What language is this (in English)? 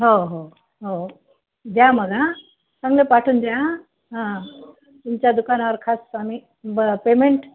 Marathi